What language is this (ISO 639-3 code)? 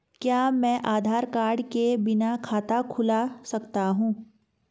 hin